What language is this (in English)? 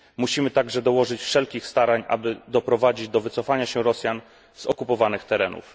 Polish